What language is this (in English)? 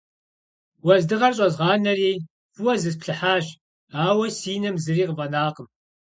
Kabardian